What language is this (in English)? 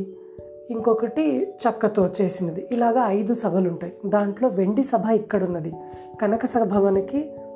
Telugu